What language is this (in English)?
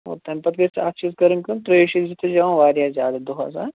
Kashmiri